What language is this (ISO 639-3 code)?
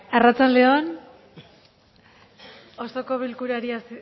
eus